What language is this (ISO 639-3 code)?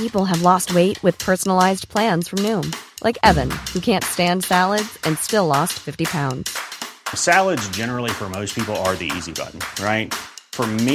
fas